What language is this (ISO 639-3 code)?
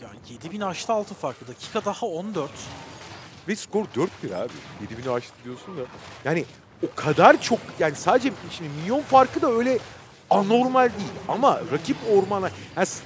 tur